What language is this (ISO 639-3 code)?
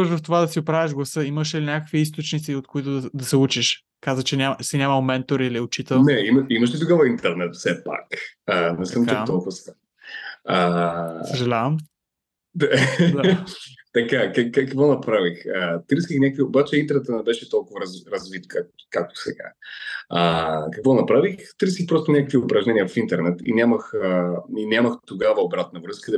bul